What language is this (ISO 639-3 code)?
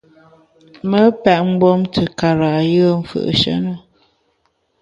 bax